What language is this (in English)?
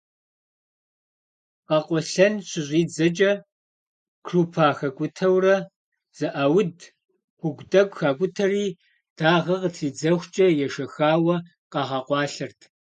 Kabardian